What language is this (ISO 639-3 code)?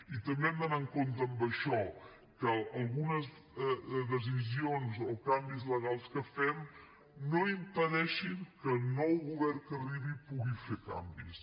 cat